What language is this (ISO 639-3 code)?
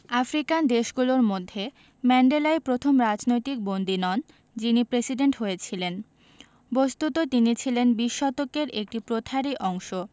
ben